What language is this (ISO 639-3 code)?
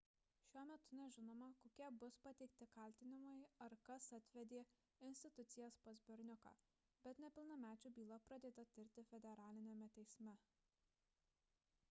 lit